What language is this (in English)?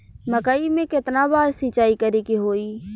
Bhojpuri